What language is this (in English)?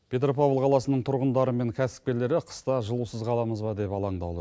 Kazakh